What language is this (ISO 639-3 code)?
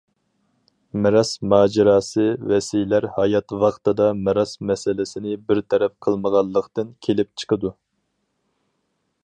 uig